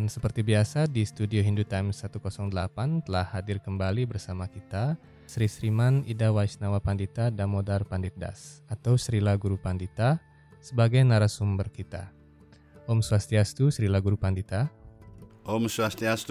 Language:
Indonesian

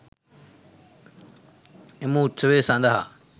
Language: Sinhala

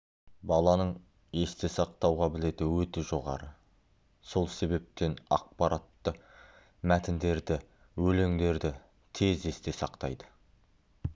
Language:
Kazakh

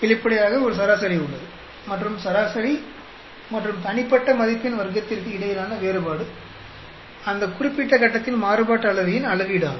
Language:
Tamil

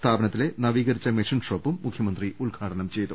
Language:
Malayalam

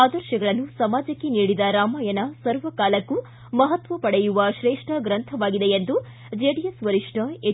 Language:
Kannada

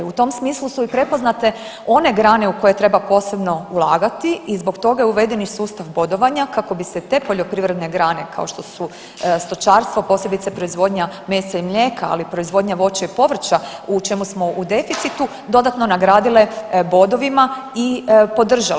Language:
Croatian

